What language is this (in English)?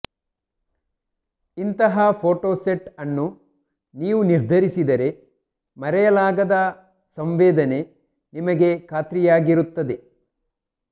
Kannada